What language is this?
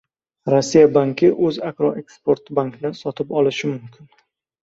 Uzbek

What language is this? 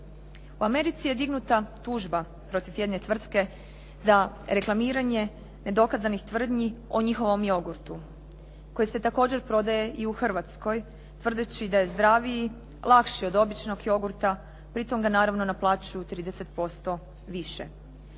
Croatian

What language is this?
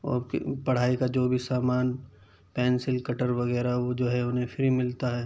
Urdu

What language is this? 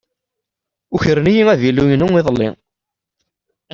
Kabyle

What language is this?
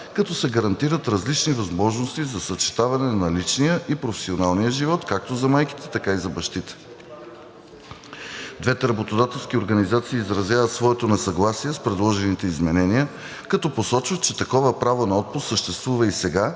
Bulgarian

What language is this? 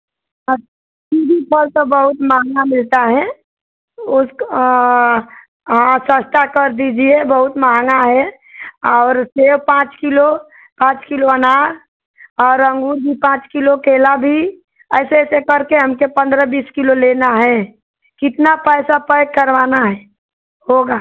Hindi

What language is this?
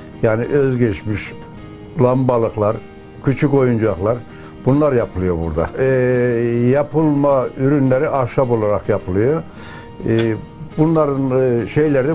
Turkish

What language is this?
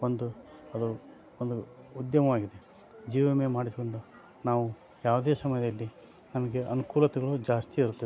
Kannada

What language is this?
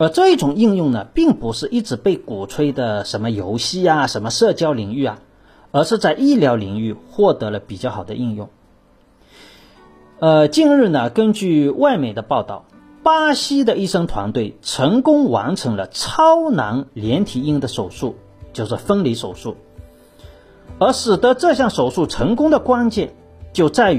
Chinese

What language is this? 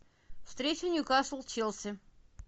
Russian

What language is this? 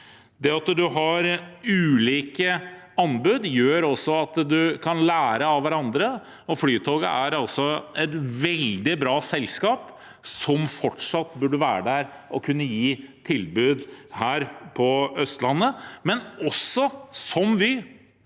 Norwegian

